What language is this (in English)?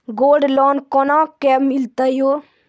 Maithili